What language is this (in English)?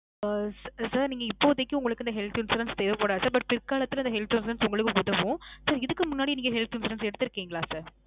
Tamil